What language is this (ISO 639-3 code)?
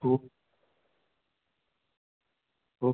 mar